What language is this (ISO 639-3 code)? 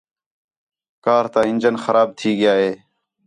xhe